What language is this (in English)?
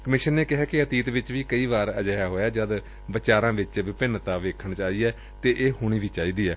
Punjabi